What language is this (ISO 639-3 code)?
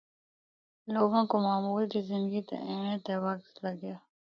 hno